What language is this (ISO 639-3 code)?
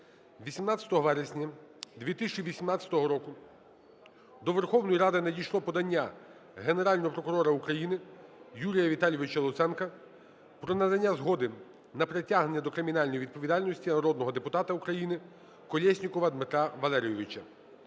ukr